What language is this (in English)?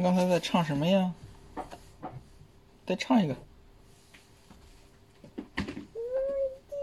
Chinese